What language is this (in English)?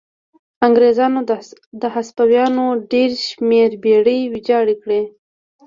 Pashto